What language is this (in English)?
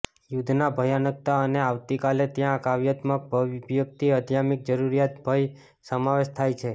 Gujarati